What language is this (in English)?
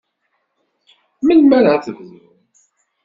Kabyle